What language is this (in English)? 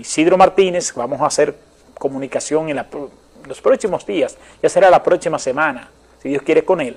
Spanish